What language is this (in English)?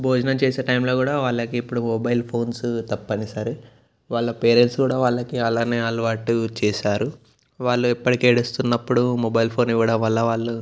Telugu